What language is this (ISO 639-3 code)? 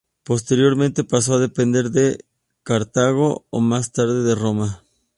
spa